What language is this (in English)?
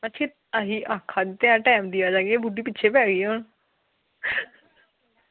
Dogri